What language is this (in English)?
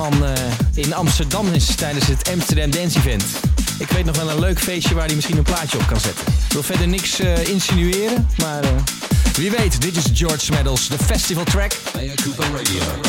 Dutch